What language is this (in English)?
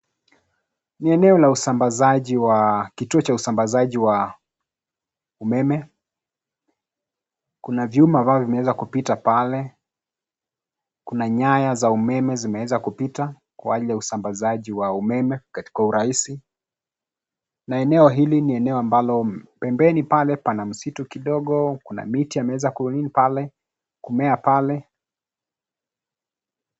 Swahili